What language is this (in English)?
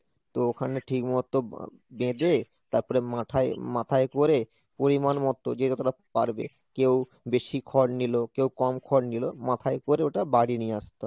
Bangla